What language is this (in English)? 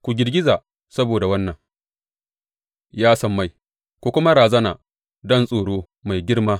Hausa